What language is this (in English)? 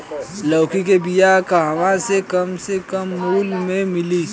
Bhojpuri